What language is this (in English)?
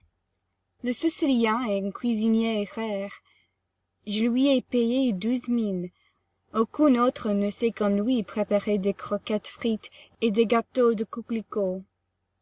French